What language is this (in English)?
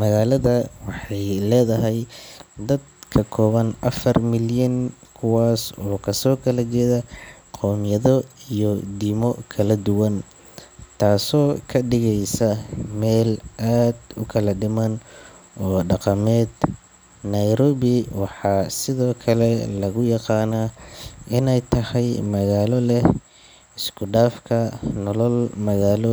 Somali